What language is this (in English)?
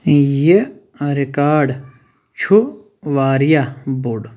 Kashmiri